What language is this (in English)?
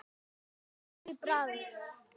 Icelandic